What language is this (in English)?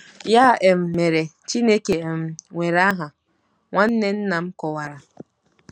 Igbo